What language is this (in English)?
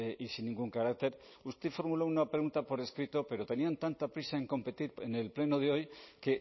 Spanish